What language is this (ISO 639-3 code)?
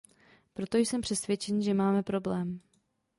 ces